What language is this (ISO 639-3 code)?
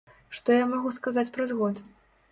bel